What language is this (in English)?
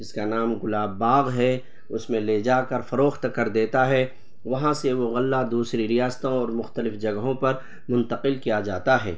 Urdu